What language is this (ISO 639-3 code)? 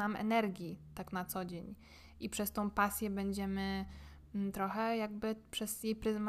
pol